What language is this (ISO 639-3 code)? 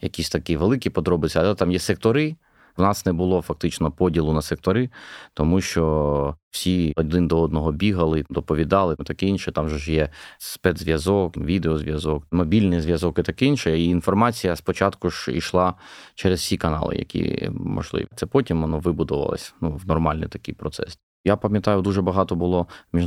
ukr